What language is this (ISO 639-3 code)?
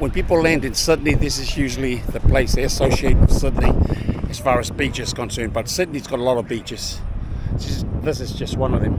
eng